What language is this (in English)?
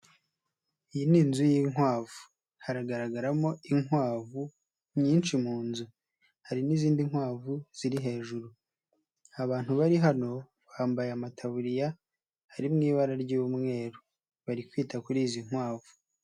Kinyarwanda